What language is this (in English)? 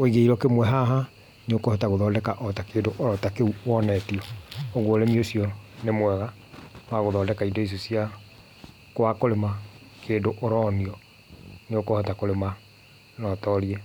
Kikuyu